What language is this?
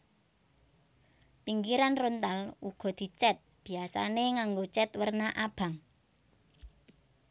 Javanese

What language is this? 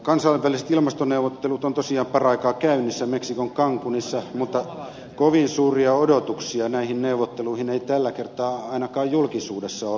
Finnish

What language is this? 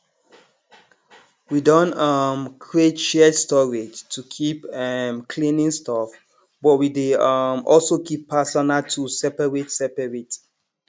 Nigerian Pidgin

